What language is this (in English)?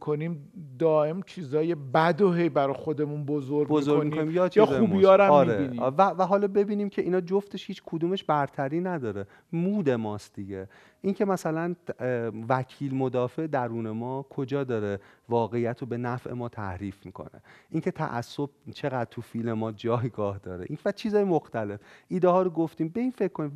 Persian